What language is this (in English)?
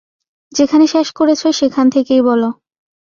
Bangla